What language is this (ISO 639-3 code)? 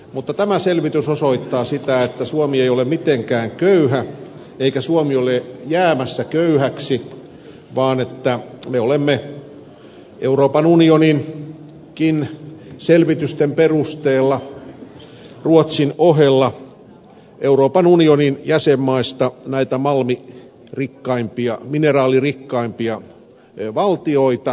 fin